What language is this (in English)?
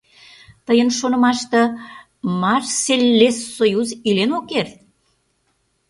Mari